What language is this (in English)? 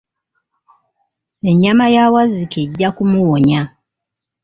Ganda